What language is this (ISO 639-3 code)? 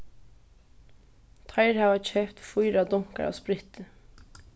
fao